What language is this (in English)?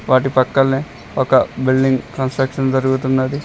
Telugu